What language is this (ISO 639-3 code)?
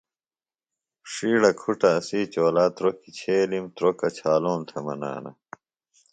phl